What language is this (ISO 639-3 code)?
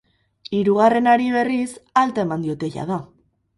eus